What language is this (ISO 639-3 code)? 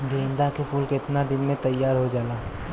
bho